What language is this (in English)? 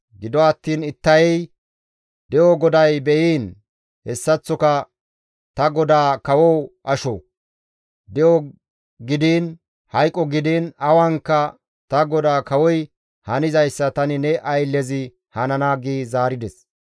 Gamo